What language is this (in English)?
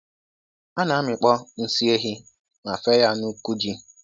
Igbo